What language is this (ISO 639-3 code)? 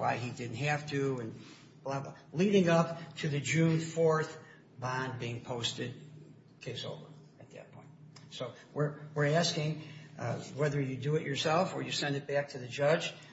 eng